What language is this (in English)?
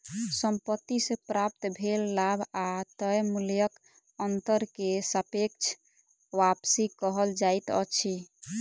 Maithili